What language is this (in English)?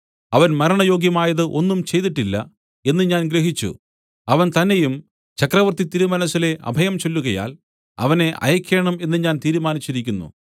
Malayalam